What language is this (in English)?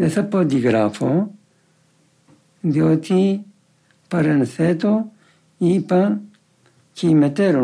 Greek